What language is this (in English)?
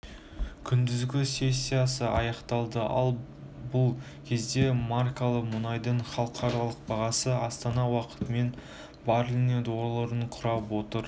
Kazakh